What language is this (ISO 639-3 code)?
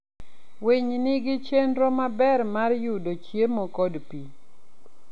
luo